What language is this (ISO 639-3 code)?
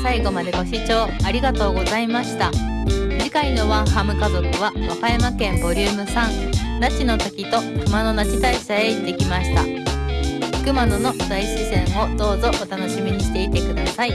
jpn